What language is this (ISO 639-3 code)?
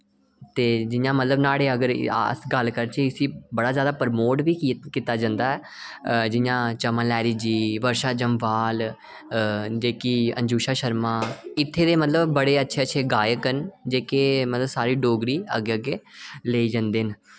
doi